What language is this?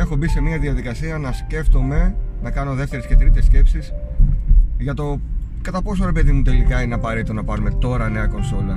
Greek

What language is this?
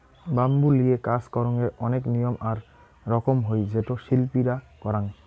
Bangla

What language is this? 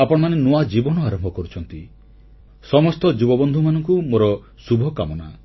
Odia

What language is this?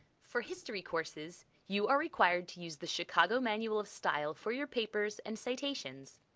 English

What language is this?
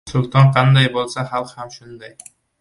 Uzbek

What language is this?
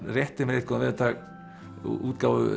Icelandic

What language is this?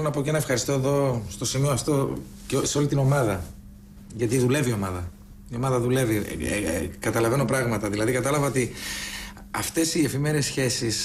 Greek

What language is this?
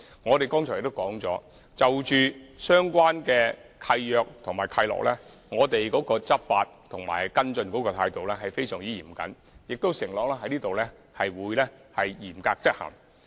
Cantonese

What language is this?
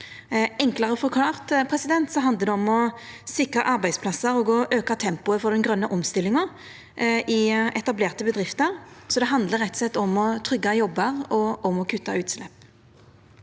Norwegian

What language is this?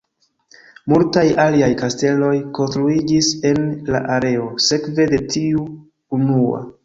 Esperanto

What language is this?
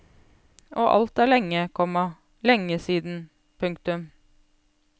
Norwegian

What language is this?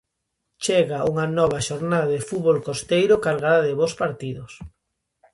Galician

